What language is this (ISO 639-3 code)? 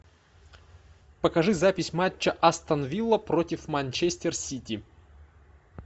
rus